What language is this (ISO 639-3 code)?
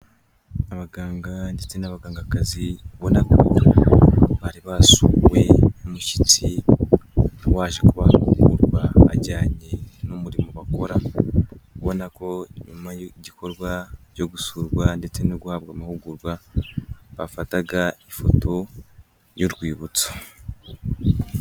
kin